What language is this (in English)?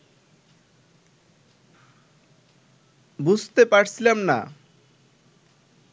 Bangla